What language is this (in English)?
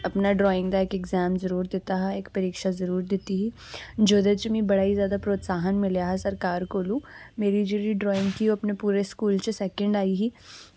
Dogri